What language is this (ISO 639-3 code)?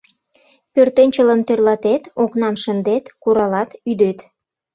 chm